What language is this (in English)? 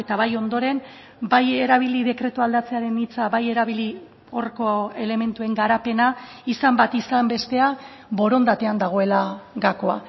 Basque